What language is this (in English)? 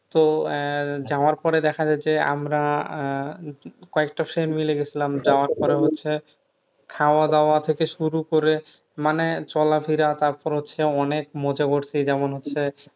Bangla